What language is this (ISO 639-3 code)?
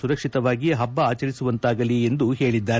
kan